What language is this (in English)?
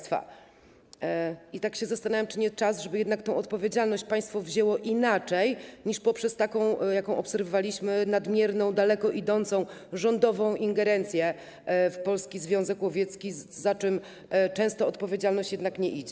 Polish